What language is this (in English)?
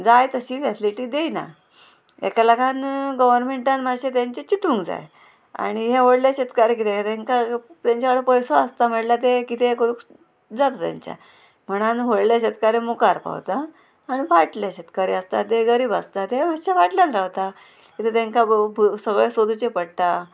Konkani